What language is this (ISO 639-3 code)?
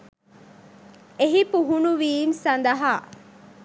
sin